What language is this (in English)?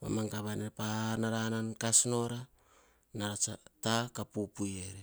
Hahon